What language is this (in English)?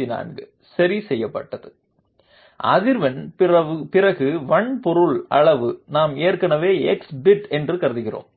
Tamil